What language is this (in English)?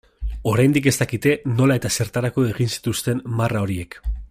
Basque